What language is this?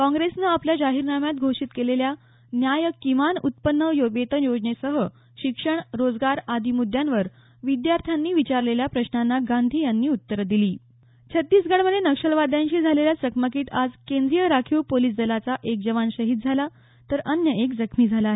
Marathi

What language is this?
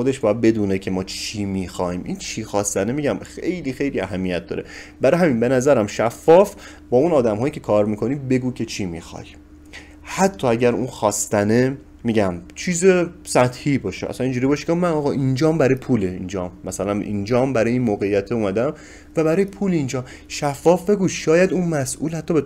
Persian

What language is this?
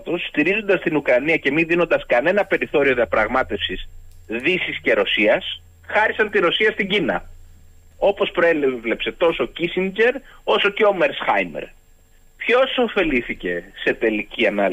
Greek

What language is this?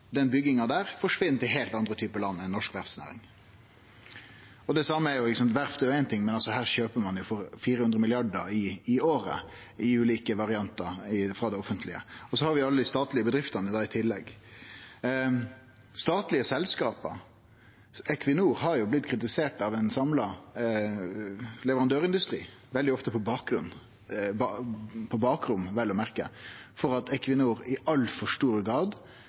Norwegian Nynorsk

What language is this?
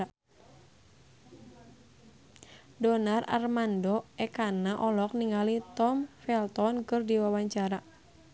Sundanese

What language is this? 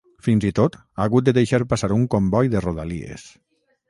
Catalan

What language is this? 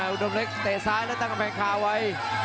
Thai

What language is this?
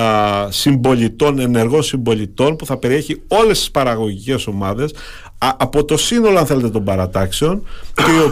Greek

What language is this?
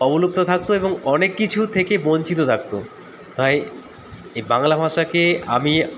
Bangla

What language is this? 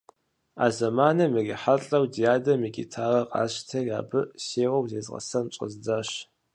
Kabardian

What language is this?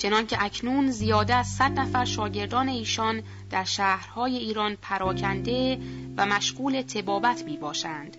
Persian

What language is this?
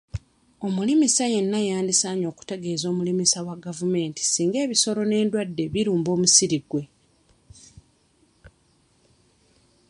Ganda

